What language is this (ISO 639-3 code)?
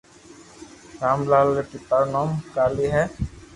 lrk